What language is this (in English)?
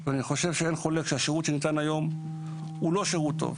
Hebrew